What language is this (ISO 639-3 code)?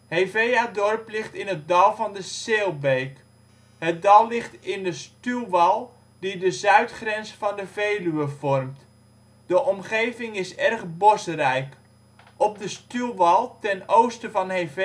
nld